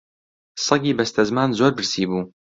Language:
Central Kurdish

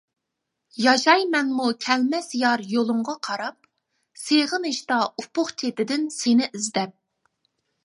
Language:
Uyghur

